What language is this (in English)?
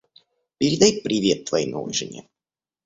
Russian